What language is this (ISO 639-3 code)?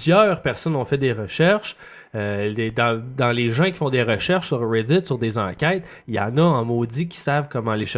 fra